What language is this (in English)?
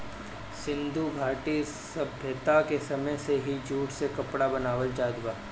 Bhojpuri